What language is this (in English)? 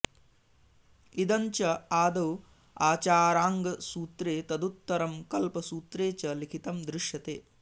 Sanskrit